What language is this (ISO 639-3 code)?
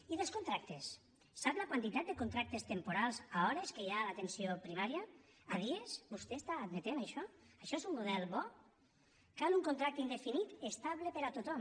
cat